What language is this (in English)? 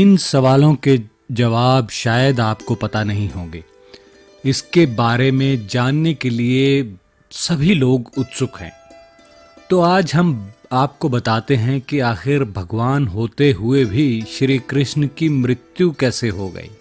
Hindi